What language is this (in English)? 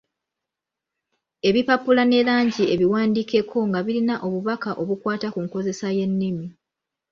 Ganda